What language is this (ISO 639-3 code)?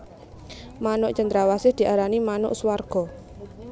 jav